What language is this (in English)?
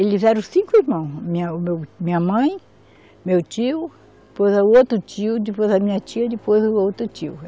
Portuguese